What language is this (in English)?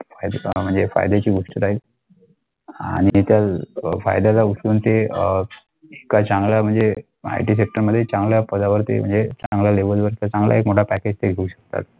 Marathi